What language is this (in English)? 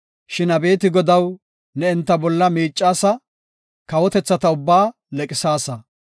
Gofa